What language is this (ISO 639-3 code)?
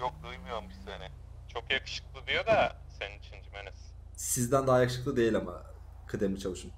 tur